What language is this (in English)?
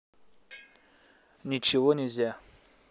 Russian